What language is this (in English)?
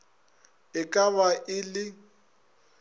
Northern Sotho